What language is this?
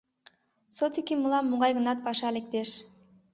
Mari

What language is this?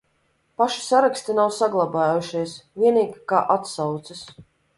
Latvian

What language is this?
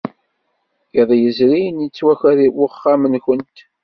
Kabyle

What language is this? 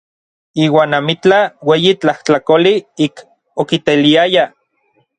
Orizaba Nahuatl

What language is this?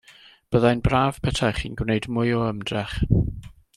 Welsh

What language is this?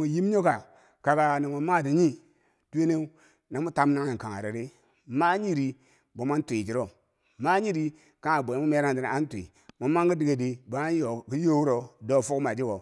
Bangwinji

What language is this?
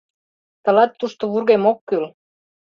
Mari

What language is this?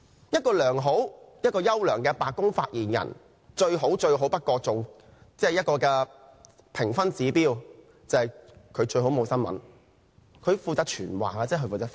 Cantonese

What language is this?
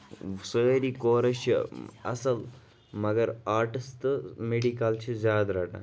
Kashmiri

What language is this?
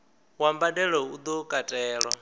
Venda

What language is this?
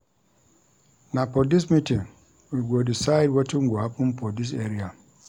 Nigerian Pidgin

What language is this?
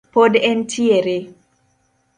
Luo (Kenya and Tanzania)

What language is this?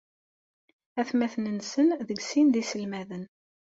Kabyle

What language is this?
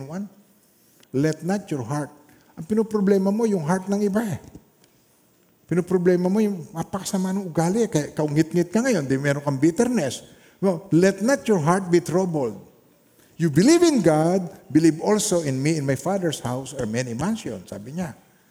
Filipino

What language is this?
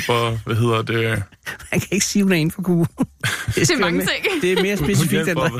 Danish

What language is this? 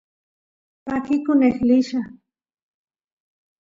Santiago del Estero Quichua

